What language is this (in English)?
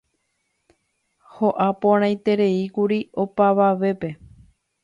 Guarani